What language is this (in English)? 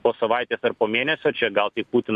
Lithuanian